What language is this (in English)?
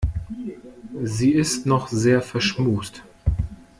German